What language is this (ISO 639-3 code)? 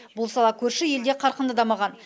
kaz